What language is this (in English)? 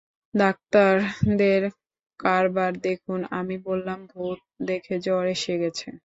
Bangla